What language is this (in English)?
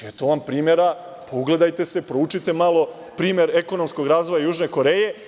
Serbian